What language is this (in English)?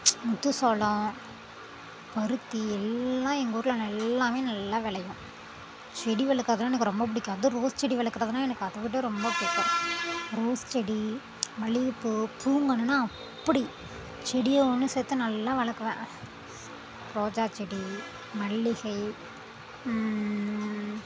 Tamil